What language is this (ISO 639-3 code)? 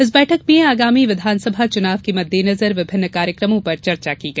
hin